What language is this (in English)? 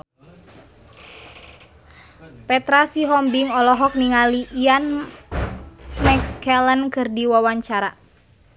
Sundanese